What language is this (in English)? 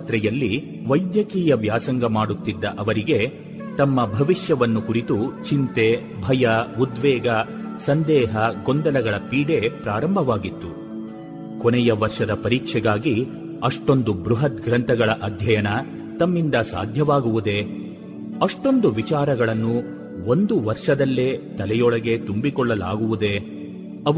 Kannada